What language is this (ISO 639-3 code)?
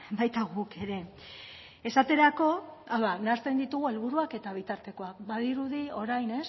eus